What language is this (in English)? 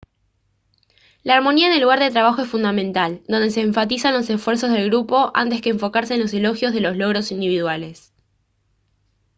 Spanish